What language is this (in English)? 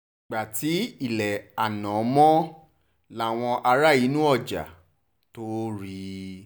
Yoruba